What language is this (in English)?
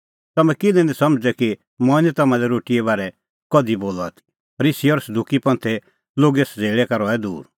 Kullu Pahari